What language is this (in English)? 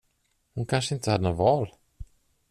Swedish